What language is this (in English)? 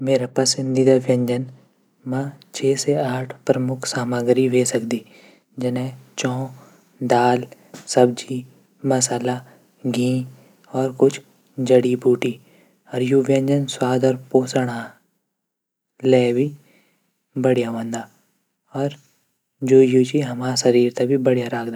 Garhwali